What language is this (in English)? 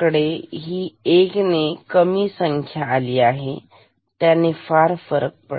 Marathi